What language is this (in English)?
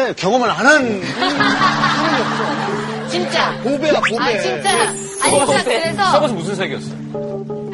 Korean